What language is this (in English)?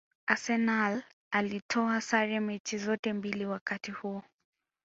Swahili